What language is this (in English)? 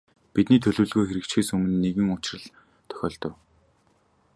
Mongolian